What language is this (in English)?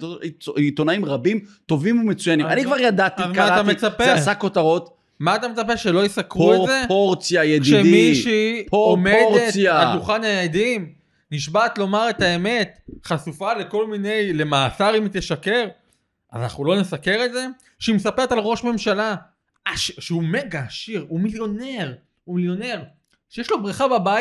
Hebrew